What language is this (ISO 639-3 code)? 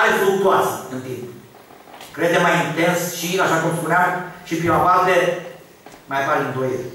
ron